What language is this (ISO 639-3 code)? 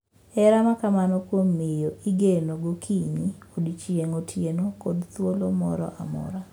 luo